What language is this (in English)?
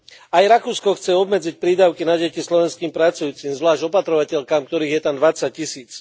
Slovak